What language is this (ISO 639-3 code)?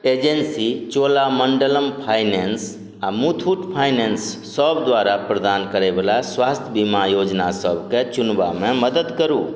mai